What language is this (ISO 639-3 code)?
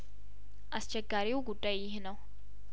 amh